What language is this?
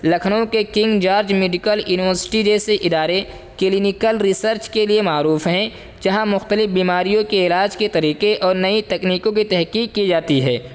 Urdu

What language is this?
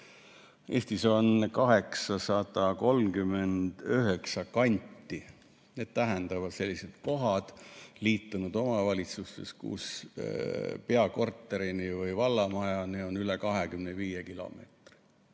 Estonian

